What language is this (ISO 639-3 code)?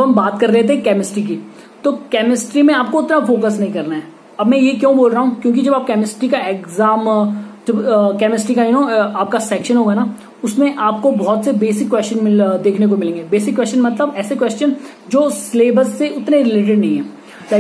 hin